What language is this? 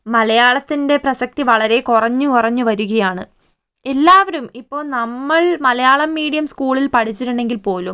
Malayalam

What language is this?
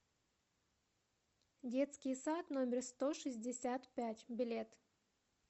Russian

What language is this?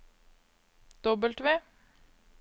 Norwegian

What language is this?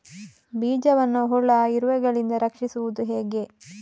Kannada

